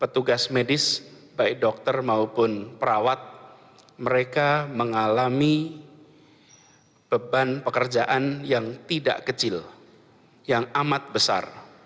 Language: Indonesian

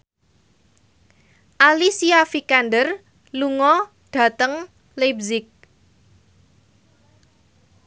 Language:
Javanese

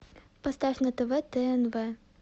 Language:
Russian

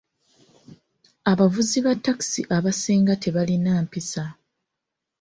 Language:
Ganda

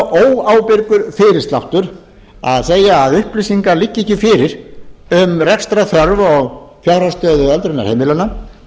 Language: Icelandic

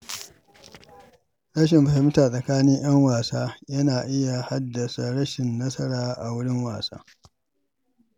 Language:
Hausa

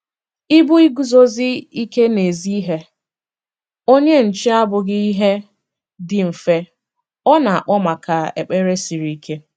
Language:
Igbo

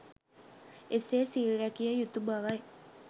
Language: Sinhala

